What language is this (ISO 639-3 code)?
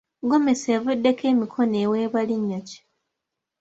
lug